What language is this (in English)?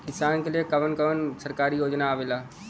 Bhojpuri